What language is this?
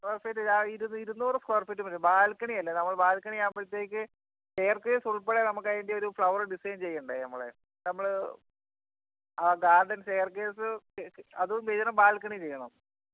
Malayalam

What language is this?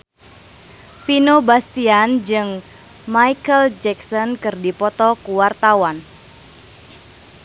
Sundanese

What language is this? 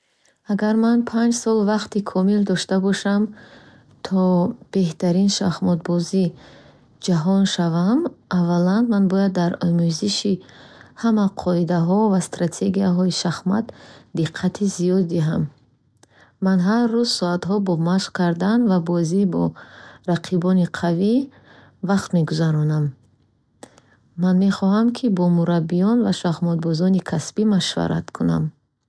Bukharic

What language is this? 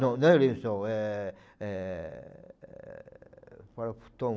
Portuguese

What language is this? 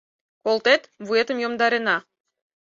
Mari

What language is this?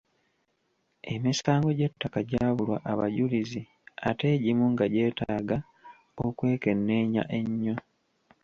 Ganda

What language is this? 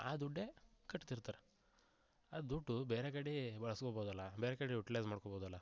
Kannada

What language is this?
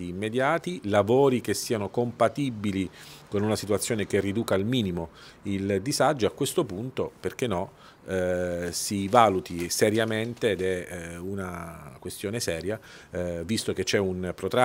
Italian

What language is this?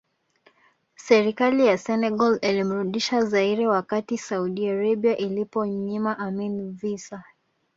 Swahili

